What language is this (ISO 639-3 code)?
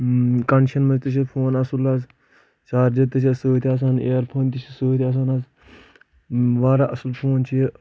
kas